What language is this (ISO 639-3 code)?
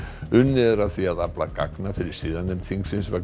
isl